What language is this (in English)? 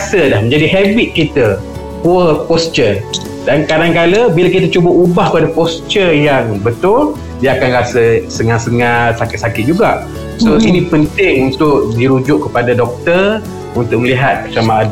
Malay